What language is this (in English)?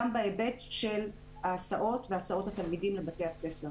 Hebrew